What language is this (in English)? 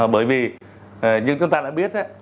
Vietnamese